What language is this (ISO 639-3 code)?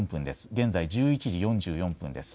jpn